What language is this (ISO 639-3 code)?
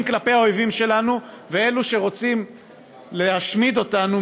heb